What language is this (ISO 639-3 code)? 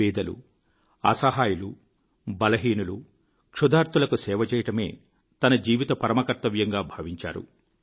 tel